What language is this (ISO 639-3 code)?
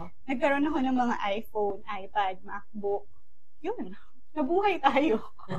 fil